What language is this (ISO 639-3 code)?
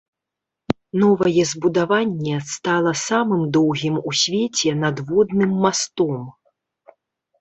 bel